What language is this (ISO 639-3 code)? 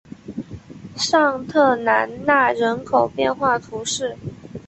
zho